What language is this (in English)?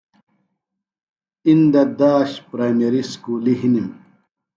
Phalura